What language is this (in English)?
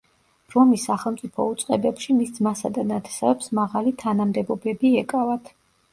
Georgian